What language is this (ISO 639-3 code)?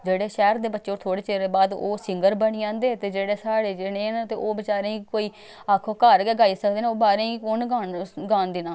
doi